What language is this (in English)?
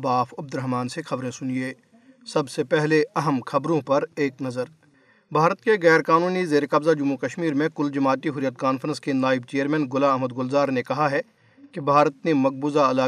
Urdu